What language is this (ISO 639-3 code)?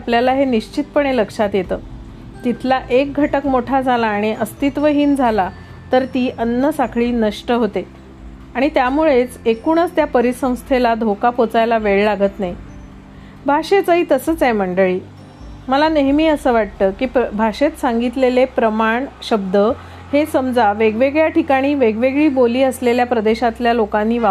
mar